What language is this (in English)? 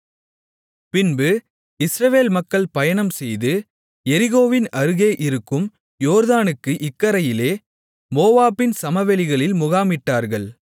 Tamil